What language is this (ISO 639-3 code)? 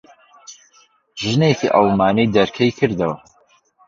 ckb